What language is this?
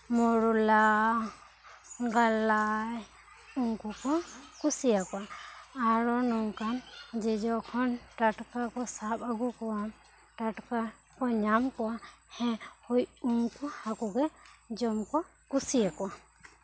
Santali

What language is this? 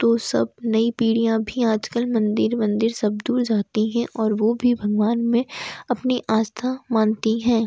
Hindi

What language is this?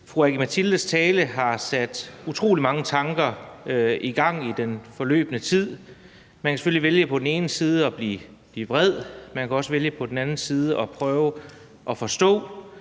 Danish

